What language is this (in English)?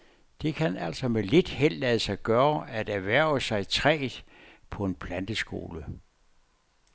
Danish